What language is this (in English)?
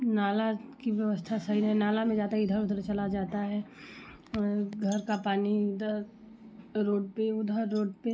Hindi